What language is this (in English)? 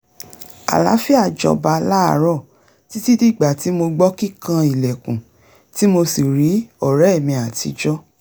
Yoruba